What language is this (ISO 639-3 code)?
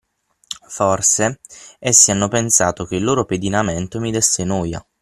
ita